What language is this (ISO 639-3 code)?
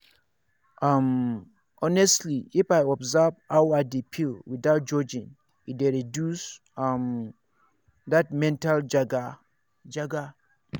pcm